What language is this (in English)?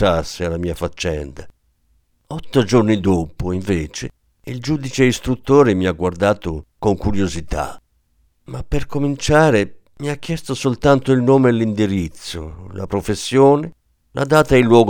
Italian